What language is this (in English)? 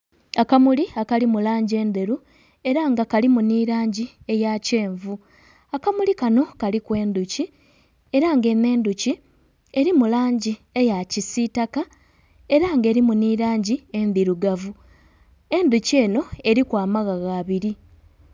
Soga